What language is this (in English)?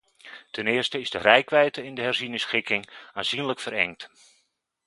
Dutch